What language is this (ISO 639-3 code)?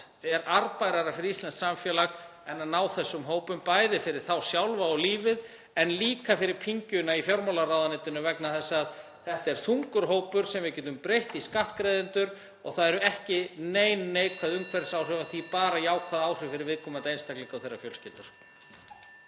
isl